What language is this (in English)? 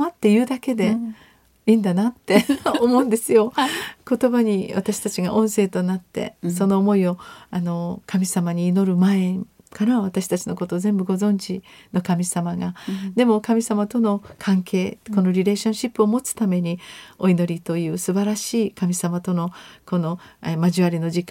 Japanese